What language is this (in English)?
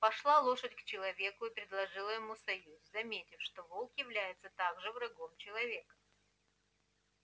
Russian